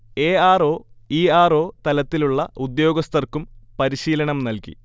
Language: Malayalam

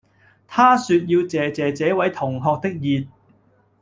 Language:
Cantonese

